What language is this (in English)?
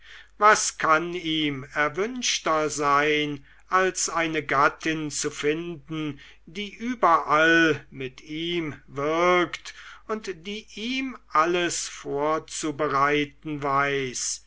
German